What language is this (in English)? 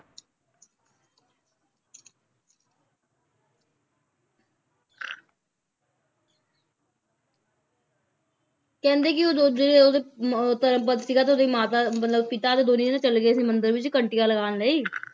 Punjabi